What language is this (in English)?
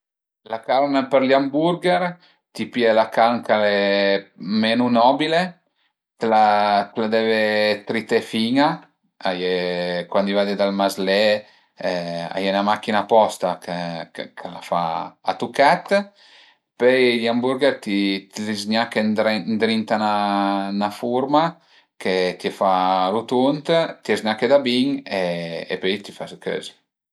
Piedmontese